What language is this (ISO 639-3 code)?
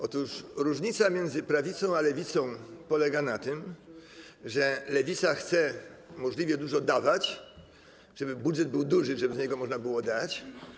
pol